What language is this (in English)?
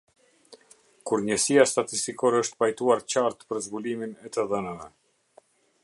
Albanian